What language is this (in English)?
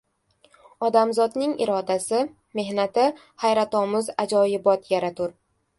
Uzbek